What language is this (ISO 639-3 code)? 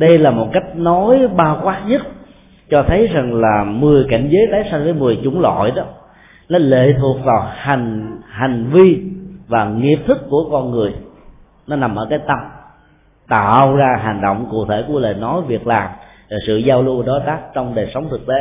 vie